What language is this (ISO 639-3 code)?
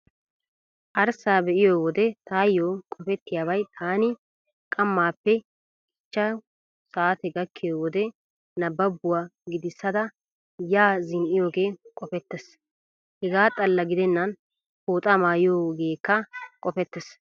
wal